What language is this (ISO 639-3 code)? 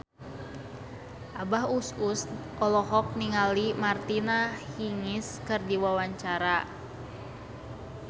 sun